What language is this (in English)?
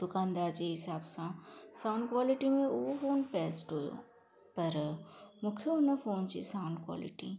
Sindhi